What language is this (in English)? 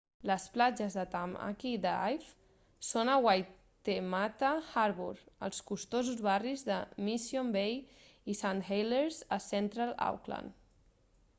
Catalan